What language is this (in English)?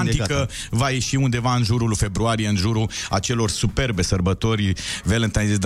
Romanian